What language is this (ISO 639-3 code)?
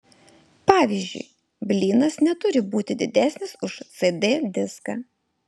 lit